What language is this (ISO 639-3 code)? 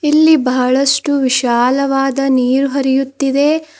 kan